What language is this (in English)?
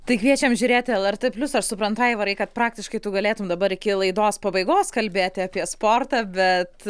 Lithuanian